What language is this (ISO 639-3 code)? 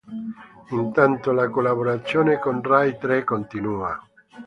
ita